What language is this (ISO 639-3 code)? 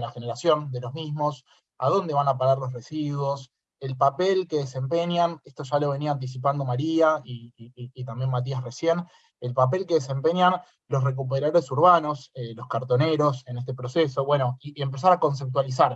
spa